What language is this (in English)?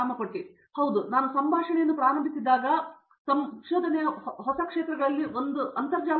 Kannada